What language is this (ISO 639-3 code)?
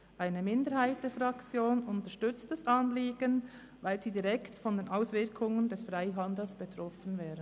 gsw